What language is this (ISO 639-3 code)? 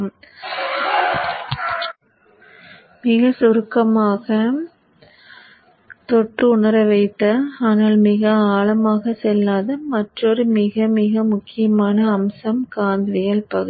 tam